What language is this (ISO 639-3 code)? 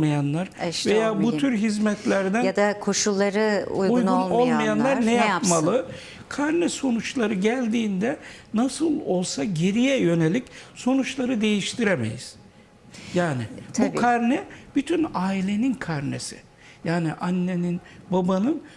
tur